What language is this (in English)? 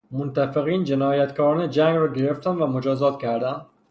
Persian